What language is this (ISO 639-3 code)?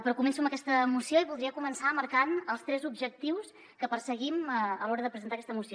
cat